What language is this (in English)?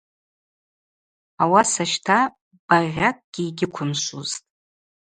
Abaza